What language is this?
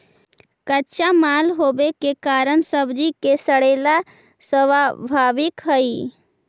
Magahi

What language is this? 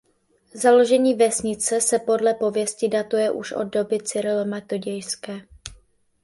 Czech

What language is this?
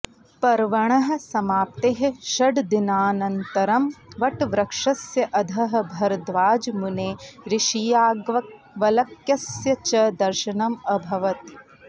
Sanskrit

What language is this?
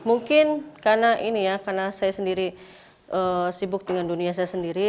Indonesian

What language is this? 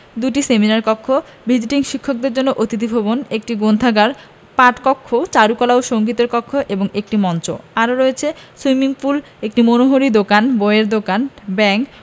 Bangla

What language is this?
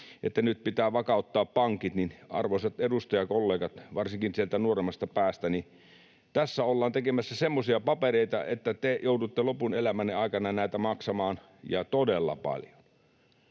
Finnish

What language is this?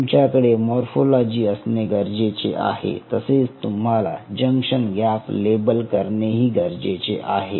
Marathi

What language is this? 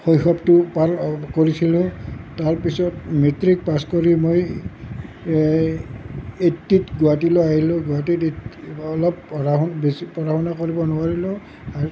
Assamese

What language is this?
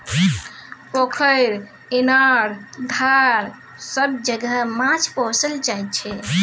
Maithili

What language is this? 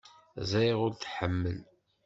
Kabyle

